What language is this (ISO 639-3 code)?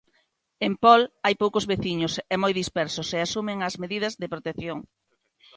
glg